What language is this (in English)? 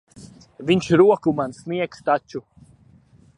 Latvian